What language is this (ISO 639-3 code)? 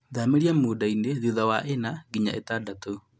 kik